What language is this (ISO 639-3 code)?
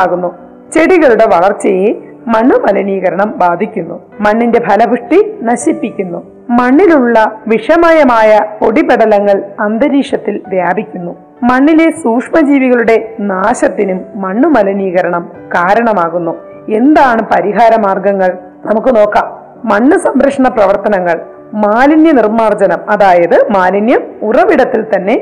mal